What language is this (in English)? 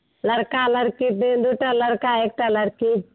Maithili